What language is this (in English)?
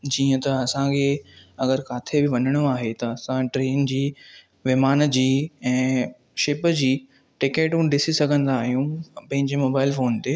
Sindhi